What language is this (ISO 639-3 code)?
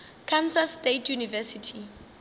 nso